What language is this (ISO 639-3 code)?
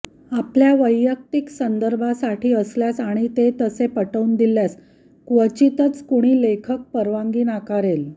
mar